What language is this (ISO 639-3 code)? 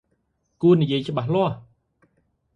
khm